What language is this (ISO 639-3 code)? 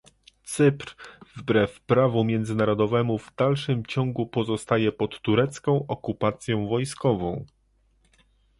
pol